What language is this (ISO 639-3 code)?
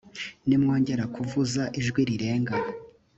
kin